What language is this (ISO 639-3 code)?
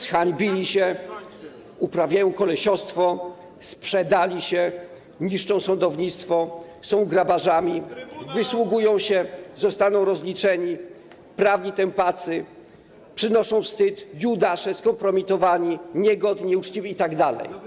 pol